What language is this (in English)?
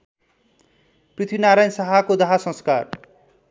Nepali